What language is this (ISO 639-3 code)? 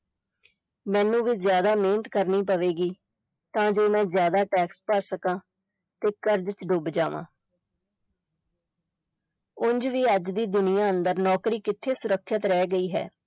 pan